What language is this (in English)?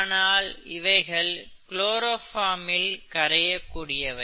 Tamil